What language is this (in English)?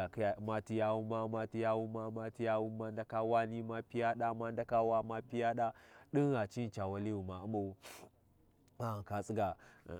Warji